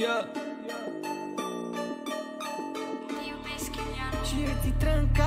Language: Romanian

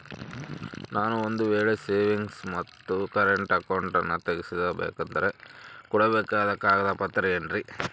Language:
Kannada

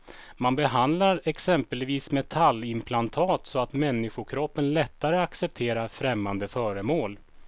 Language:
Swedish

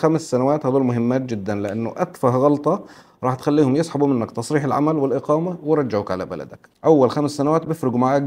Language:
Arabic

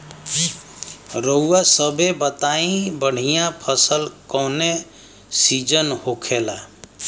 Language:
Bhojpuri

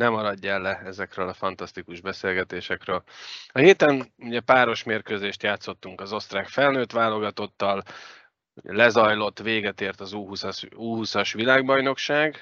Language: Hungarian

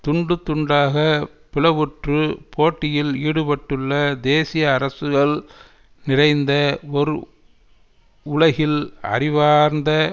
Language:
Tamil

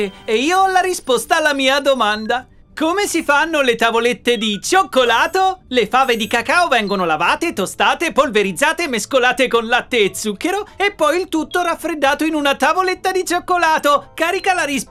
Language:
Italian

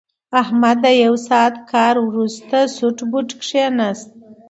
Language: Pashto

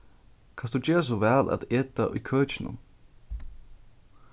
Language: Faroese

